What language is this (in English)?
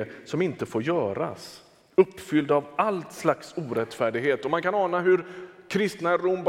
Swedish